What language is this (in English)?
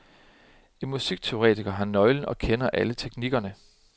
Danish